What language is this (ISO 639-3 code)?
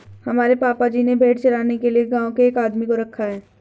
hin